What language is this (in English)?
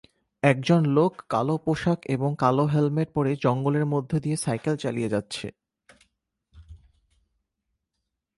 Bangla